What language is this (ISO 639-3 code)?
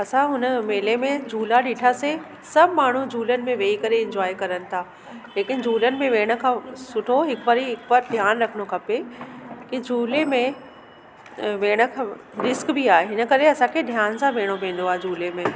snd